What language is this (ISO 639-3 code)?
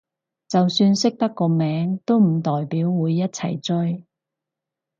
yue